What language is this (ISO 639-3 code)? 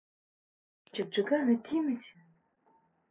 rus